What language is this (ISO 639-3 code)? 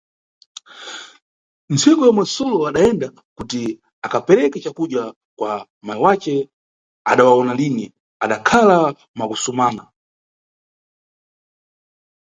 nyu